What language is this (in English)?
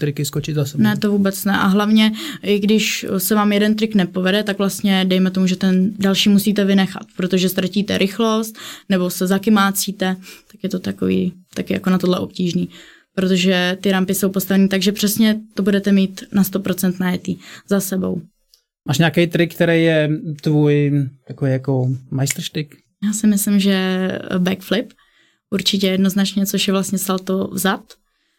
Czech